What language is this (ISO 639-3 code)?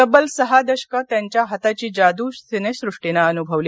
mar